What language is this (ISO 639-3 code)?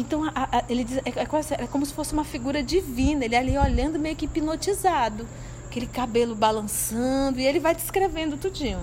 por